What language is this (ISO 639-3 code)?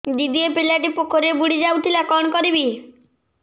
ori